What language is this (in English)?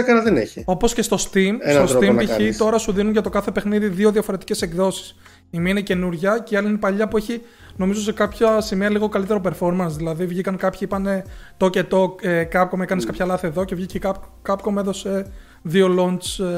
Greek